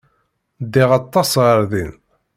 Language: Kabyle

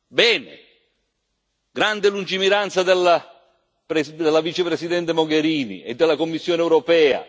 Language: Italian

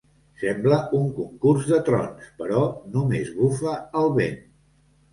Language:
Catalan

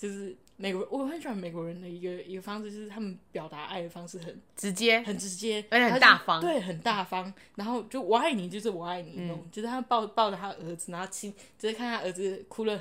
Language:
Chinese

